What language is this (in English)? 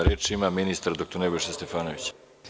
Serbian